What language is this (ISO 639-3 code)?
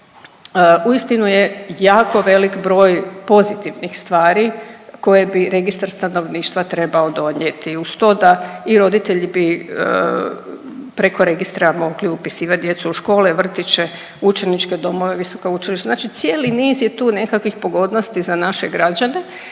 hrv